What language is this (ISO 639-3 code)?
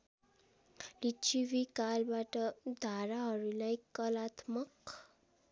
nep